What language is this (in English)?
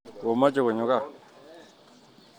Kalenjin